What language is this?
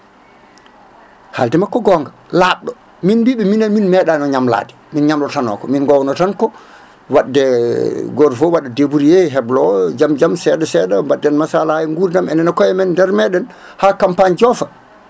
Fula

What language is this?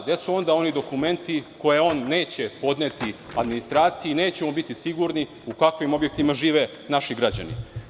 Serbian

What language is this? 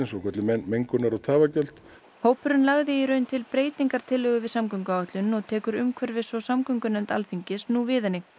Icelandic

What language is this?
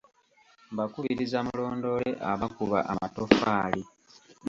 Ganda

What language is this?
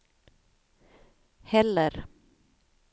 Swedish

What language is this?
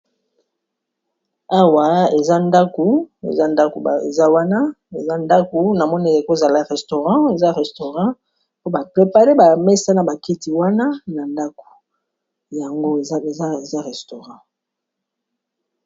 Lingala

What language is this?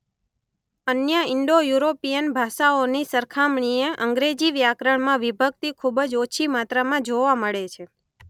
Gujarati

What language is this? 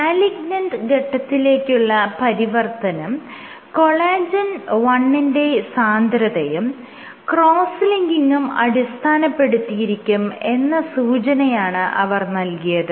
Malayalam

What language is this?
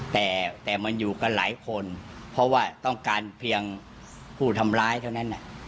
Thai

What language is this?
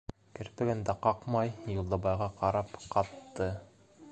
Bashkir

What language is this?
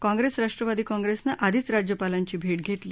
Marathi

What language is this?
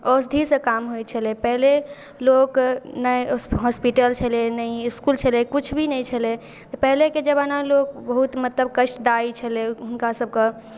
Maithili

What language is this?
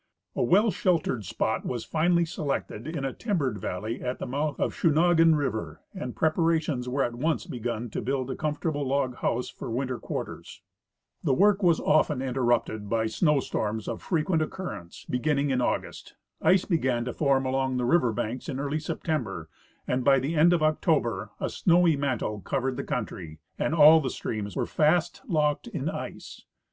English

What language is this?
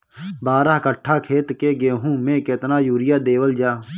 Bhojpuri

